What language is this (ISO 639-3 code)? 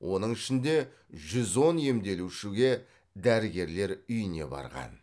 kaz